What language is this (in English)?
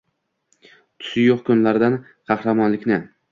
Uzbek